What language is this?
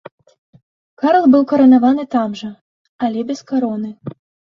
Belarusian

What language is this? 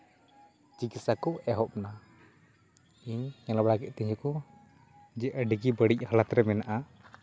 Santali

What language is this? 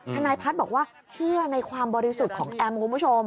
Thai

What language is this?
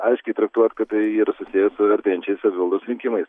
Lithuanian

